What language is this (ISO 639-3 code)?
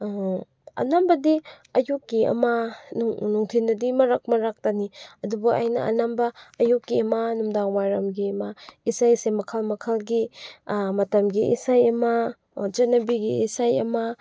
mni